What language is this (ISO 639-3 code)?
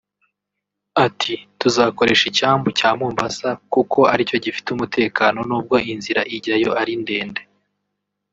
kin